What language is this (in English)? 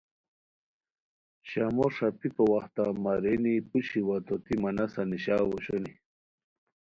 Khowar